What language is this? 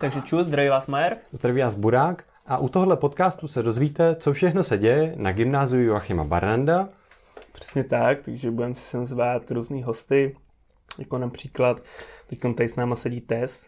Czech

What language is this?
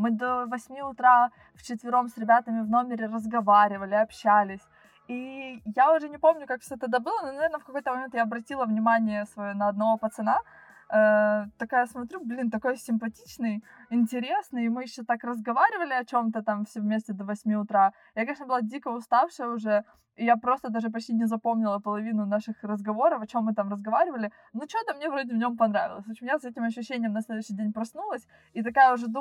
Russian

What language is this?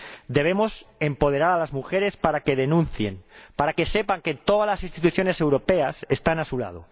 Spanish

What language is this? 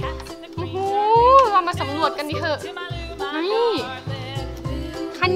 Thai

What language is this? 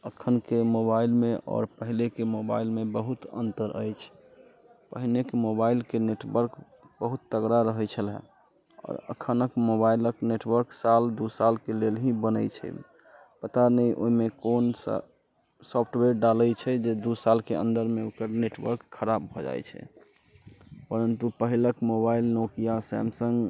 Maithili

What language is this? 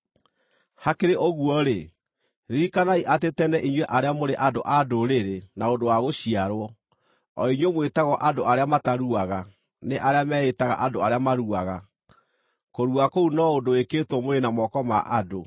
Kikuyu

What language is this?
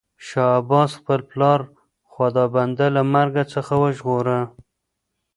Pashto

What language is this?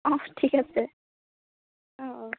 Assamese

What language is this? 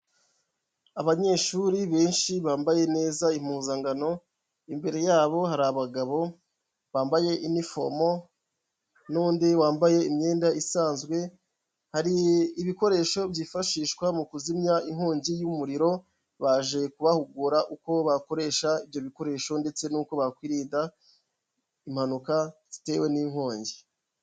Kinyarwanda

